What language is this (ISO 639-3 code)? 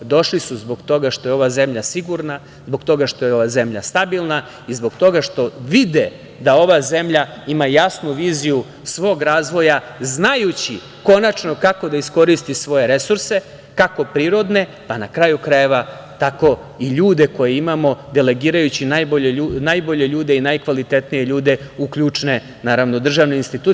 srp